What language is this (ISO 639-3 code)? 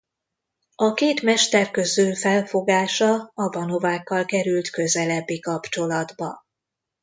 hun